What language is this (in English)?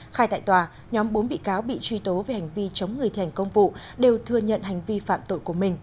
Vietnamese